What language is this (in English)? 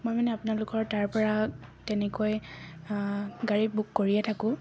Assamese